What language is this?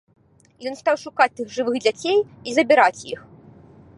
Belarusian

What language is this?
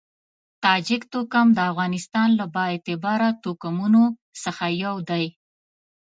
Pashto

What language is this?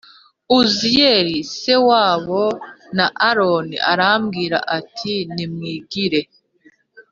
Kinyarwanda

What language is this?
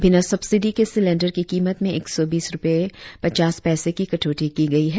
Hindi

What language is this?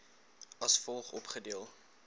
Afrikaans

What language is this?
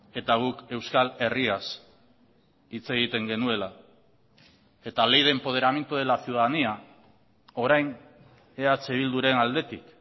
Basque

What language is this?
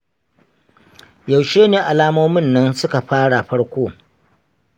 Hausa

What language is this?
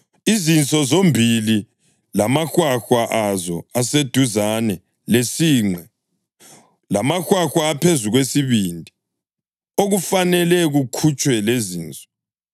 North Ndebele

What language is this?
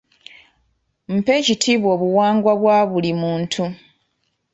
Ganda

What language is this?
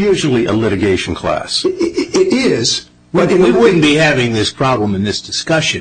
English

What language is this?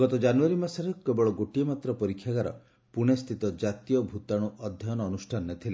Odia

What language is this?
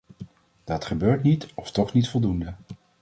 Dutch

